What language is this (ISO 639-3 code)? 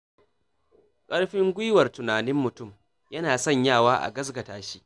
hau